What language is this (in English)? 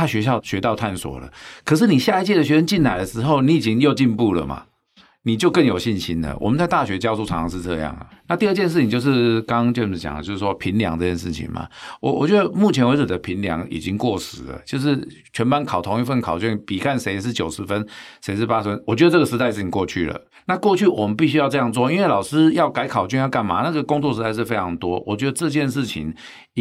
Chinese